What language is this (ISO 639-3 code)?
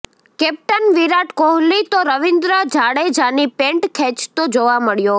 guj